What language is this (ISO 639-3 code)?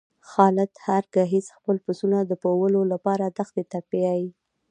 pus